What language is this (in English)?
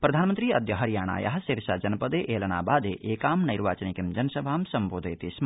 Sanskrit